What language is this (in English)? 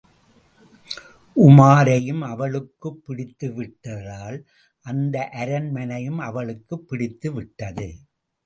Tamil